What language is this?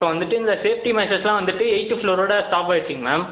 Tamil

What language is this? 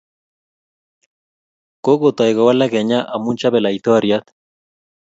Kalenjin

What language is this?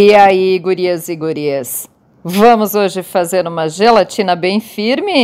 Portuguese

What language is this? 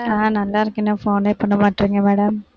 Tamil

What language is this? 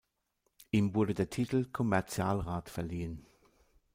German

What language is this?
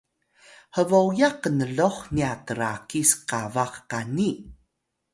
Atayal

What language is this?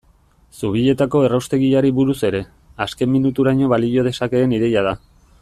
Basque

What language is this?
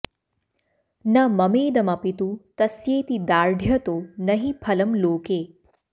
Sanskrit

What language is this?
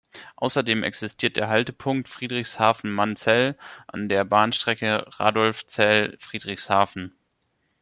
German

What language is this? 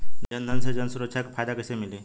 Bhojpuri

